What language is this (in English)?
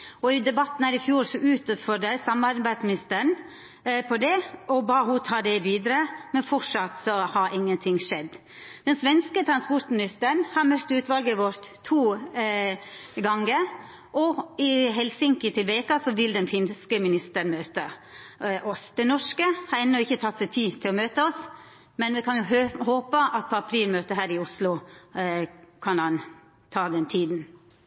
Norwegian Nynorsk